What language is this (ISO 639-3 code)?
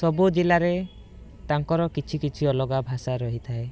ori